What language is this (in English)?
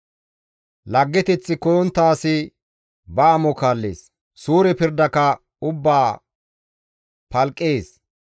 Gamo